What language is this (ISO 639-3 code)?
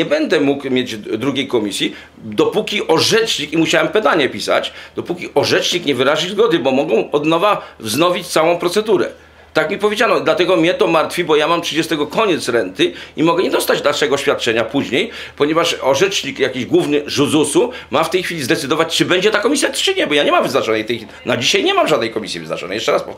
pol